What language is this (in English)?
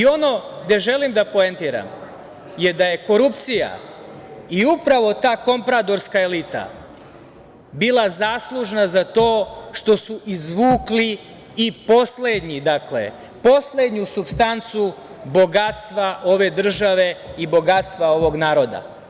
Serbian